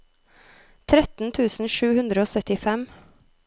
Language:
Norwegian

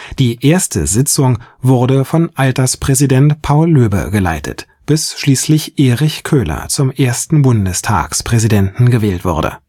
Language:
German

